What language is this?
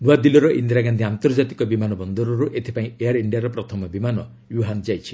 Odia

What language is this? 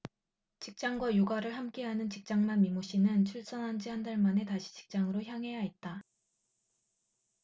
Korean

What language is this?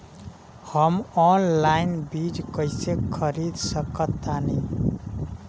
Bhojpuri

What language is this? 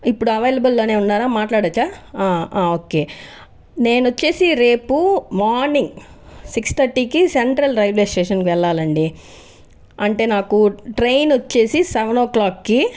Telugu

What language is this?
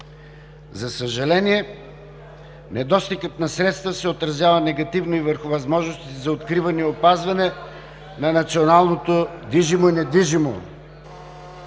Bulgarian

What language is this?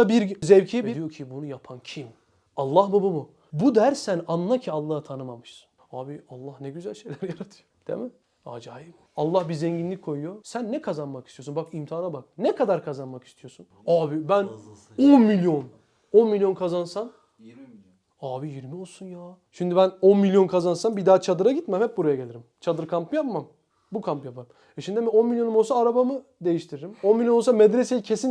Turkish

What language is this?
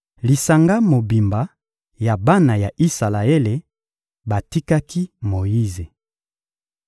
Lingala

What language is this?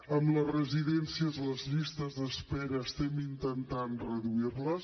Catalan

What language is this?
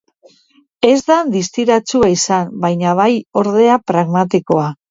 Basque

